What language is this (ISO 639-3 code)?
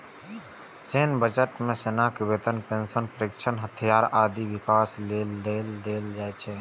mai